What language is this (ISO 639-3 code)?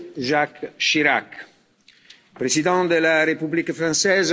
fra